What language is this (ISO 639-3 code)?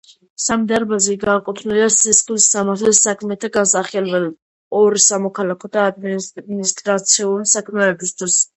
kat